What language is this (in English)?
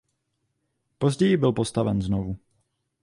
Czech